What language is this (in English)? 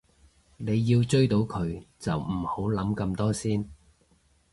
Cantonese